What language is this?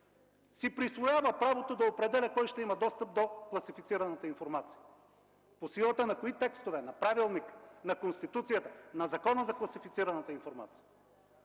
Bulgarian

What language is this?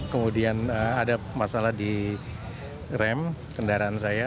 Indonesian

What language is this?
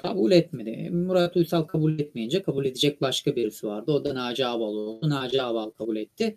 Turkish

